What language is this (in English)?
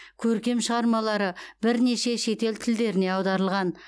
Kazakh